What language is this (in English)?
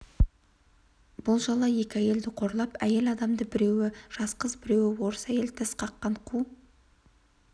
Kazakh